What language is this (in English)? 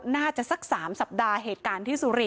Thai